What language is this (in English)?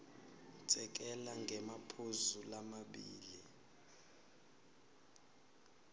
Swati